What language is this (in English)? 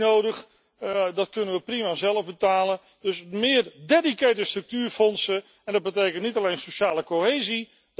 Dutch